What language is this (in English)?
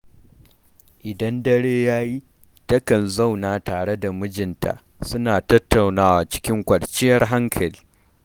Hausa